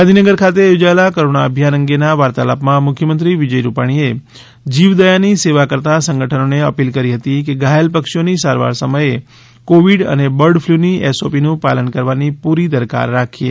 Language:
Gujarati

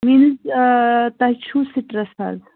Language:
Kashmiri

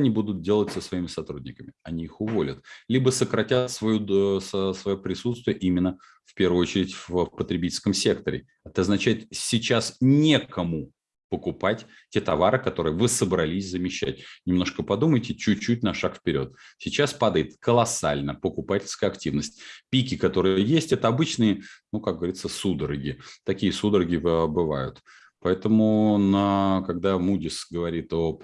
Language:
Russian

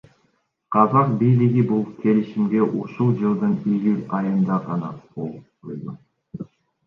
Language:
Kyrgyz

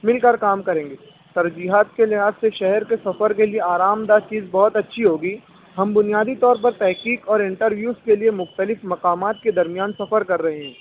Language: Urdu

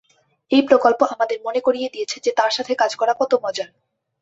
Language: Bangla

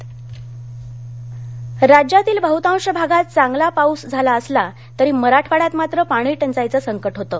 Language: Marathi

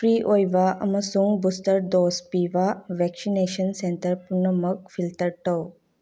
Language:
Manipuri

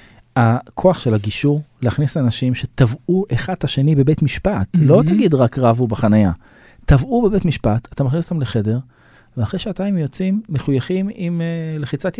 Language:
Hebrew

